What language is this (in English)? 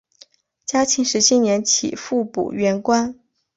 Chinese